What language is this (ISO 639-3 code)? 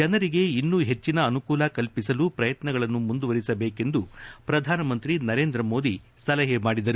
kan